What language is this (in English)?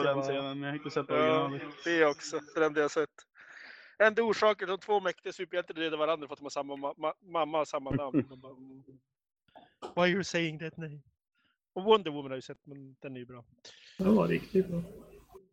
Swedish